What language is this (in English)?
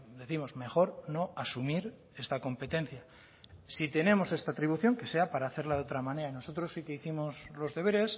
Spanish